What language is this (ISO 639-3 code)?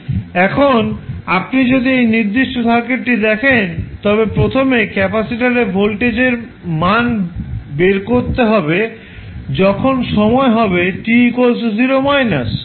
ben